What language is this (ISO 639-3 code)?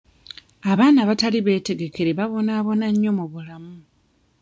lug